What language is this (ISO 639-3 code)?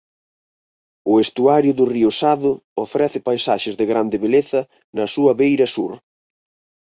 glg